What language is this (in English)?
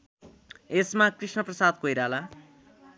Nepali